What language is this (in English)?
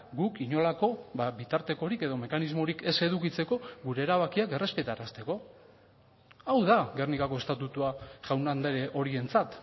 Basque